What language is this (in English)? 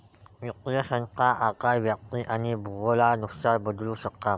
Marathi